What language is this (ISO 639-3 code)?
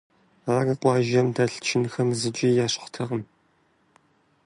kbd